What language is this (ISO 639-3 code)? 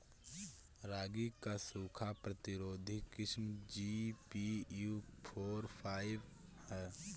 bho